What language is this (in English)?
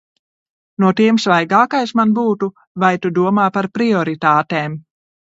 Latvian